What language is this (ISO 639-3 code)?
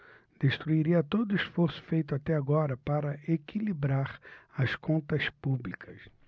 por